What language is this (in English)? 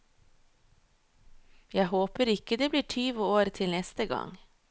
Norwegian